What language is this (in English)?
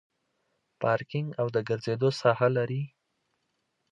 Pashto